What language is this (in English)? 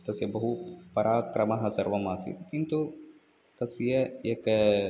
Sanskrit